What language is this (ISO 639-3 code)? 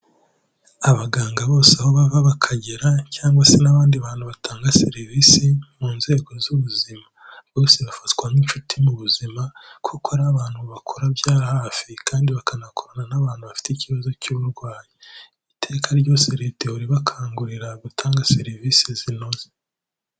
kin